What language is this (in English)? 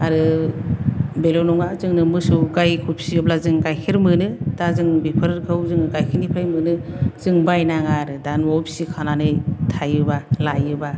Bodo